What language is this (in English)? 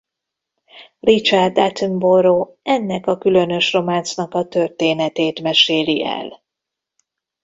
Hungarian